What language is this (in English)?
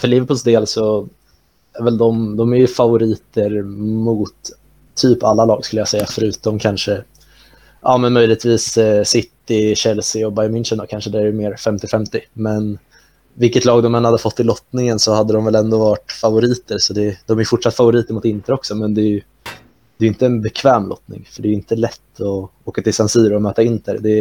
Swedish